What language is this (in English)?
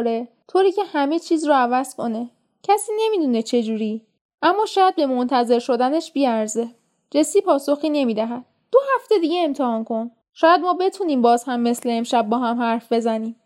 Persian